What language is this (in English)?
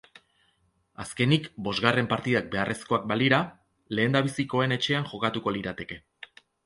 Basque